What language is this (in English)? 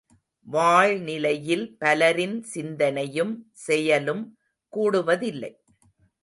Tamil